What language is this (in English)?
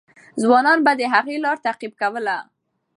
Pashto